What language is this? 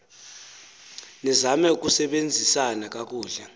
Xhosa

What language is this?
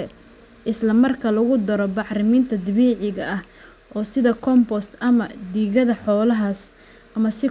Somali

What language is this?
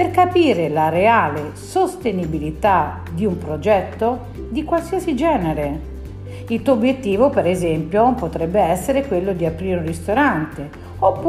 Italian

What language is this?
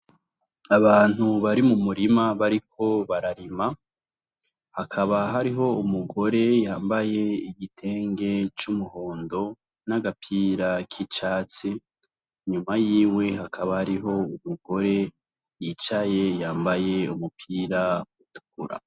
Rundi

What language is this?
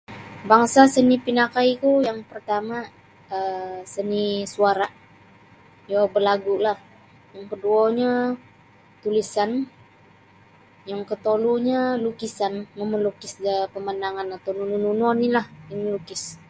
Sabah Bisaya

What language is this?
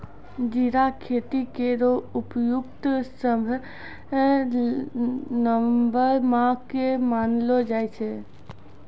Maithili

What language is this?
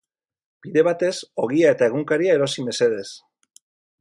Basque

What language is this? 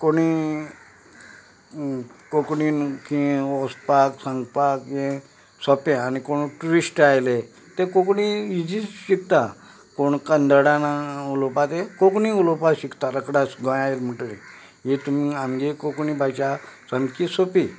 Konkani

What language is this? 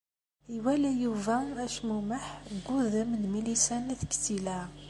Kabyle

